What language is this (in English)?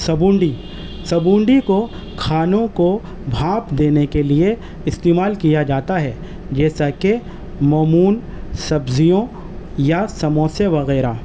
Urdu